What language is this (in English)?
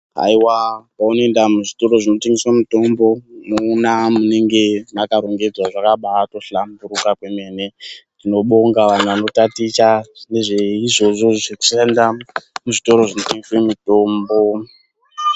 Ndau